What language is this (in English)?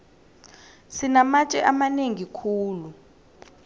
South Ndebele